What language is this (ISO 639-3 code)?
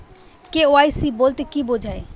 ben